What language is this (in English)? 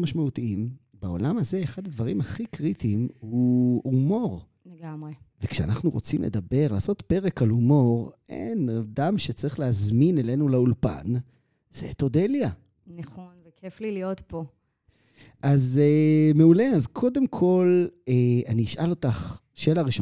Hebrew